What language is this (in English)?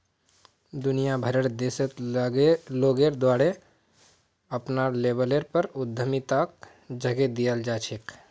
Magahi